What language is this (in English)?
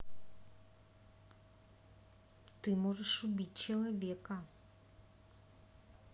Russian